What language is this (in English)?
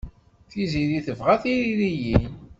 Kabyle